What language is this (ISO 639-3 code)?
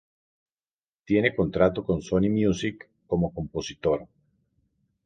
spa